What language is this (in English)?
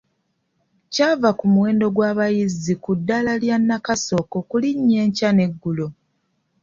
Ganda